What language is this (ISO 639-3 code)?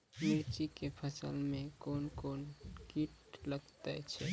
mai